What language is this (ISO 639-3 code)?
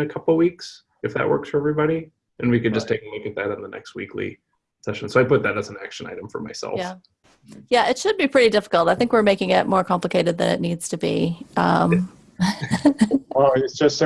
eng